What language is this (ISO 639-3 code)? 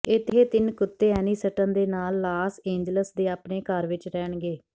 pan